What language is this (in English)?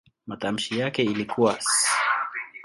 Swahili